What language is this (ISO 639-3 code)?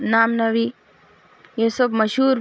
urd